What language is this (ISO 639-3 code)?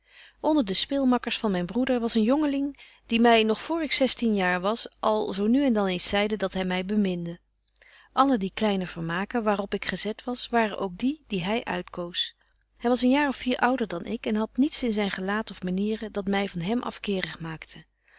nld